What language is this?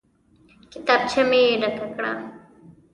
Pashto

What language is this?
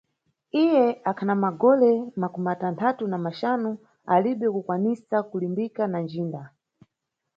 Nyungwe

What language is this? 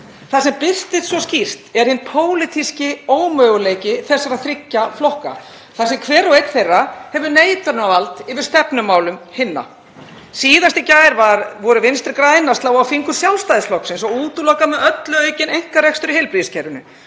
Icelandic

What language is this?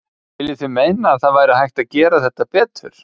Icelandic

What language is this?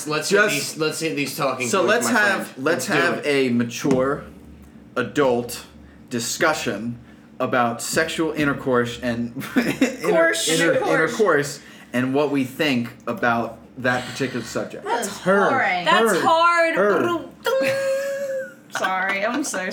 English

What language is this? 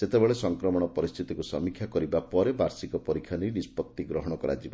Odia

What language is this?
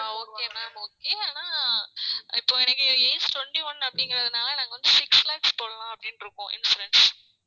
Tamil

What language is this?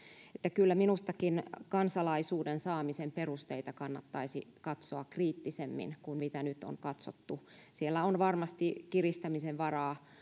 Finnish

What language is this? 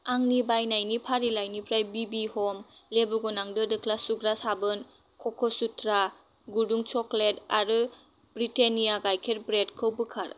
Bodo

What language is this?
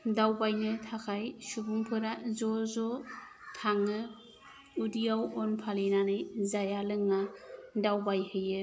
Bodo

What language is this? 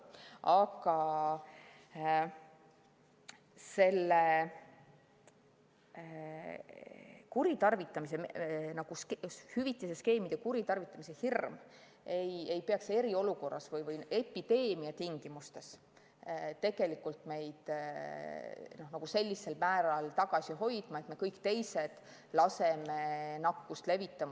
Estonian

